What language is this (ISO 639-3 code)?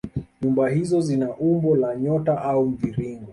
swa